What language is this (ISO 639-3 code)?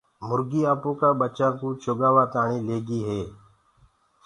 ggg